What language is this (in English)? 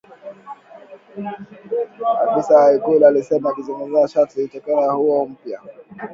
Swahili